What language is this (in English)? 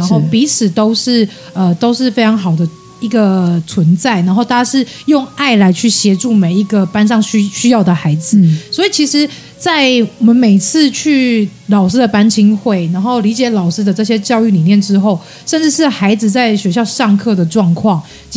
Chinese